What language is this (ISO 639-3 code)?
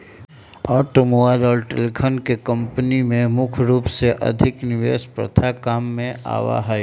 mag